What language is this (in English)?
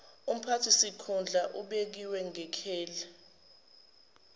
Zulu